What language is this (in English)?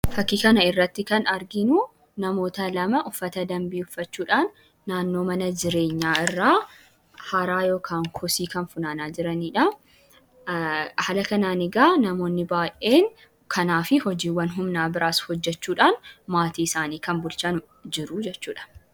Oromo